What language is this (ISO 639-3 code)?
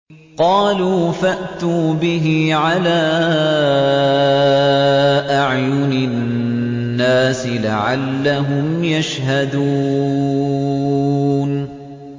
ara